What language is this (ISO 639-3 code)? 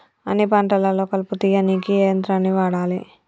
tel